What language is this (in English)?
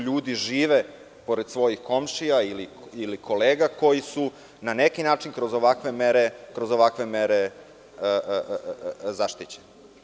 Serbian